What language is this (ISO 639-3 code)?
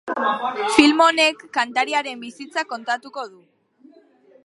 eus